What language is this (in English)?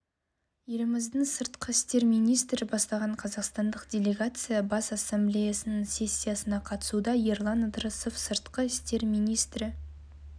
Kazakh